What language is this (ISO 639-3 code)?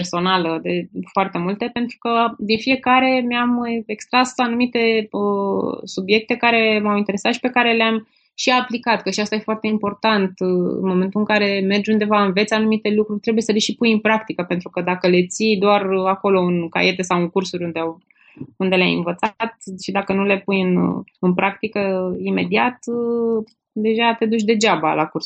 ron